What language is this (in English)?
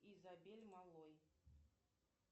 Russian